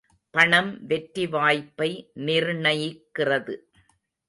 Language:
Tamil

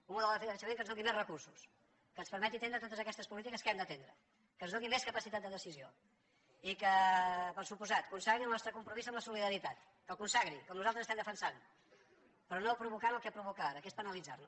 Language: Catalan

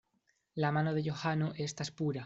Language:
Esperanto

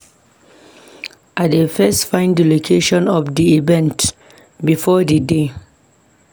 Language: Nigerian Pidgin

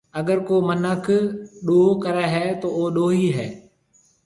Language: Marwari (Pakistan)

